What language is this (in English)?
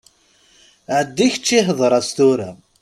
Kabyle